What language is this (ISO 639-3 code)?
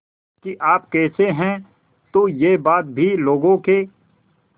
hin